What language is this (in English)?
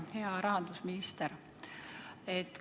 Estonian